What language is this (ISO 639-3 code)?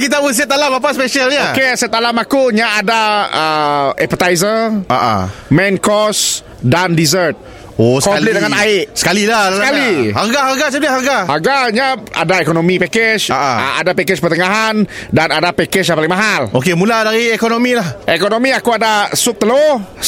msa